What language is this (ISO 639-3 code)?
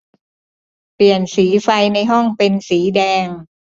tha